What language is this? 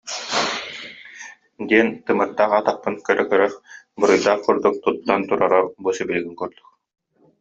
Yakut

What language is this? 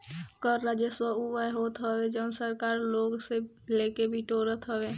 Bhojpuri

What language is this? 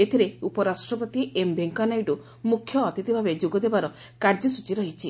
Odia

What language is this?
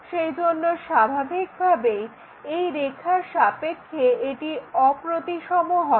Bangla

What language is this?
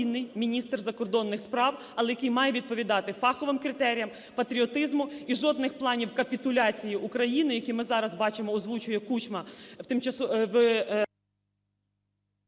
Ukrainian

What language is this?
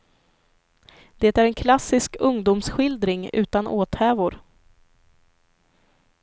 Swedish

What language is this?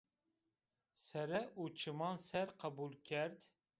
Zaza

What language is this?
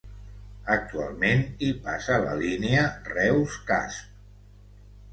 Catalan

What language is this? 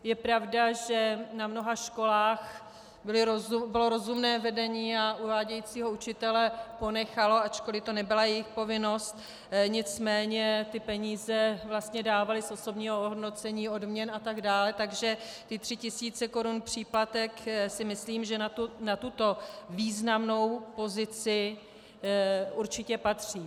Czech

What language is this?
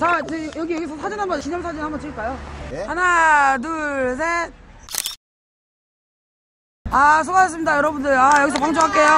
Korean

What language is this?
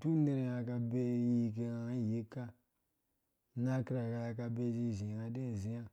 Dũya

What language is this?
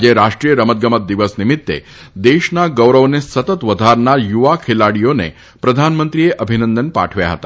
Gujarati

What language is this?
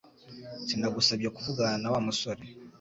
Kinyarwanda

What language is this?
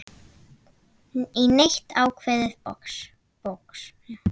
Icelandic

